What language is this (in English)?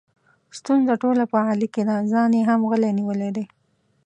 Pashto